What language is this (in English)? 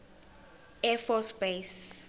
Zulu